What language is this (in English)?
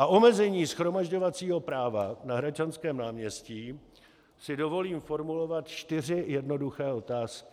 Czech